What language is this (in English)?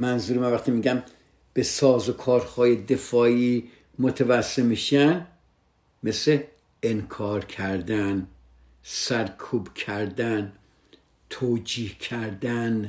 Persian